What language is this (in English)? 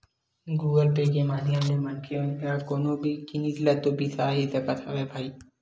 Chhattisgarhi